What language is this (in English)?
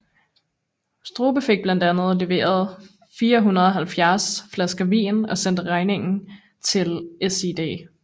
Danish